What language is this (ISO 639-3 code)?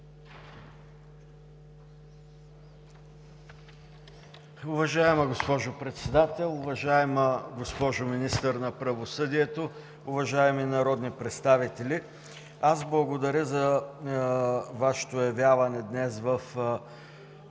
bul